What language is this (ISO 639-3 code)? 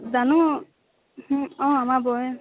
asm